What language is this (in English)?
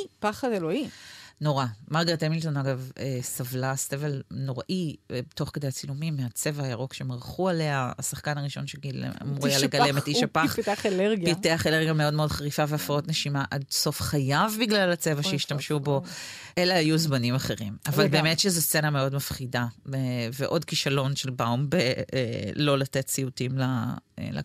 Hebrew